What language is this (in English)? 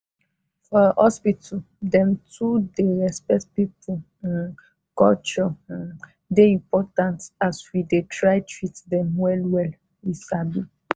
Nigerian Pidgin